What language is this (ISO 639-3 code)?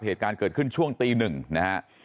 tha